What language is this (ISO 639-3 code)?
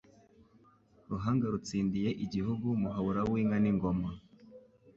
kin